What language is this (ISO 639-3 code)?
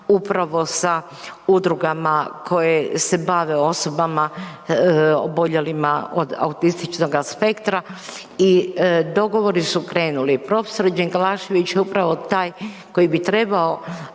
hrv